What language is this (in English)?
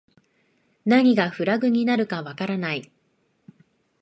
Japanese